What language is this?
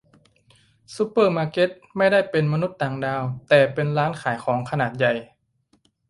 Thai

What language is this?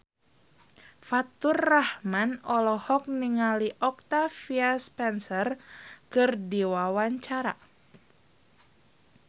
Sundanese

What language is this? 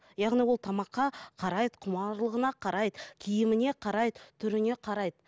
Kazakh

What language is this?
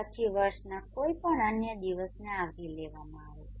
Gujarati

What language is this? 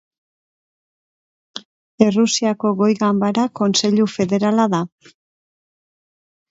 Basque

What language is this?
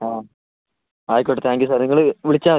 Malayalam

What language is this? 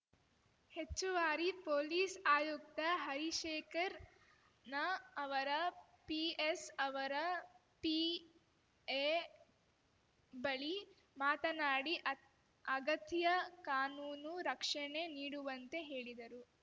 Kannada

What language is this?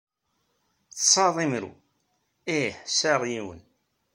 Kabyle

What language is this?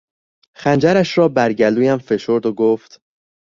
Persian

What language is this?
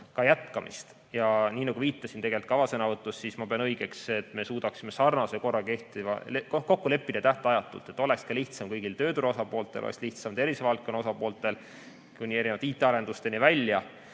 Estonian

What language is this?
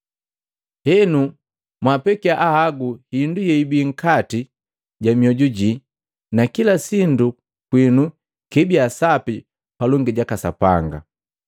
Matengo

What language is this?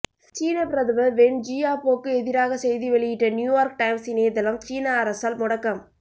Tamil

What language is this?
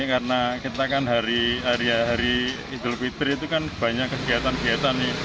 Indonesian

